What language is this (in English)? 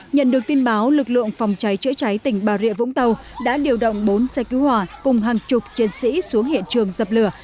Vietnamese